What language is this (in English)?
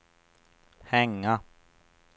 Swedish